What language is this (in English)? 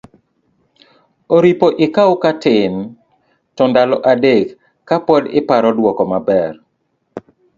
Luo (Kenya and Tanzania)